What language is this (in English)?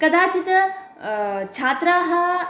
Sanskrit